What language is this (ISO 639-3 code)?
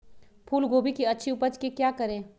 mag